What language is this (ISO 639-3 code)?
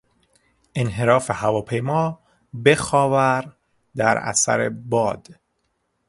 fas